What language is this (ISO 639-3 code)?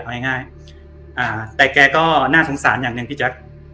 tha